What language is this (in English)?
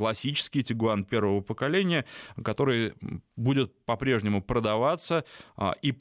Russian